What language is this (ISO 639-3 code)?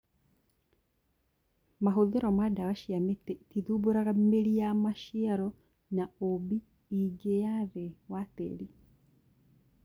kik